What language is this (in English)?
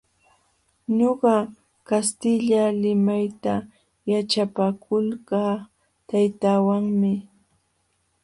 Jauja Wanca Quechua